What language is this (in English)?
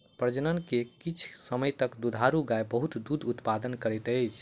Maithili